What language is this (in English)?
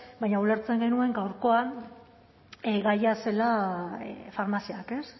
Basque